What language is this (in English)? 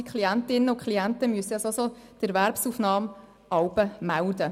Swiss German